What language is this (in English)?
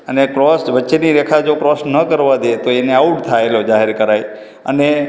Gujarati